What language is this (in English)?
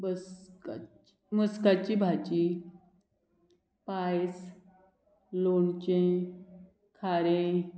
Konkani